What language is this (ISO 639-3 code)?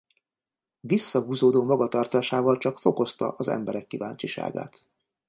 hun